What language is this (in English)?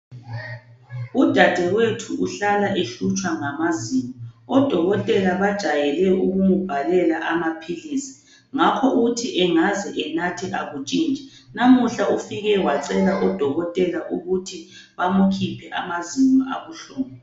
North Ndebele